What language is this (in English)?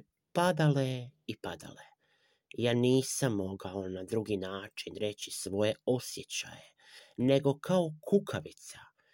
Croatian